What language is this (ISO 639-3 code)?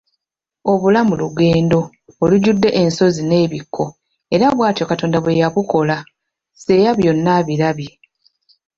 lug